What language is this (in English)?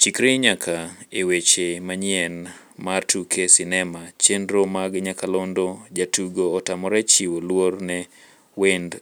Luo (Kenya and Tanzania)